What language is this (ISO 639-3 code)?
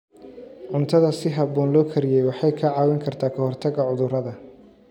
som